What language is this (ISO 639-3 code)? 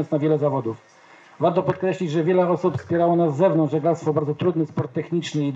pol